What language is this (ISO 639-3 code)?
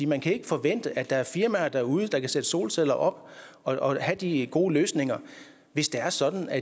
dan